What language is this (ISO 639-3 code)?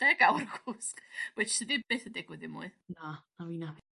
cym